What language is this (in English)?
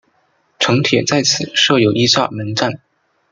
Chinese